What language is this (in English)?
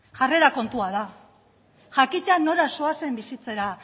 Basque